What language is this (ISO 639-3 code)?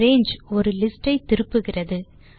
tam